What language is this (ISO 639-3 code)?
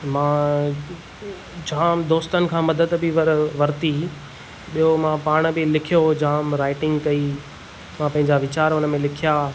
snd